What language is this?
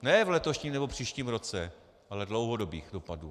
Czech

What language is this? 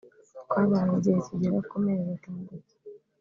Kinyarwanda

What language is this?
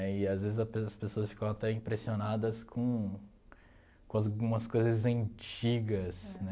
Portuguese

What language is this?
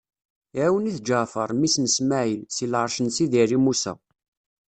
Kabyle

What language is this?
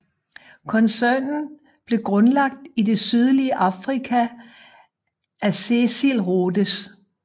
Danish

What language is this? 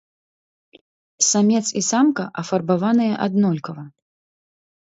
Belarusian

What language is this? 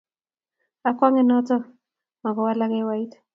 Kalenjin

